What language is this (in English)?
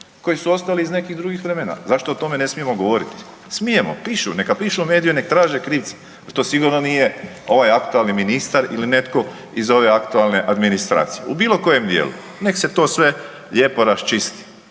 Croatian